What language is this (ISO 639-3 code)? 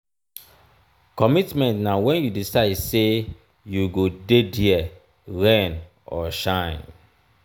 pcm